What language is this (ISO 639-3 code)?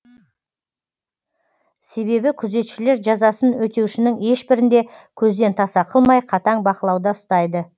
kaz